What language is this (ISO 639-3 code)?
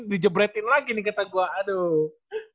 ind